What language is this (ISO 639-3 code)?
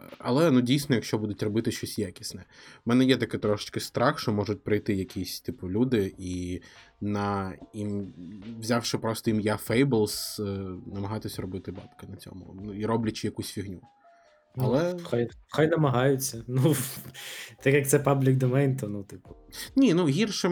ukr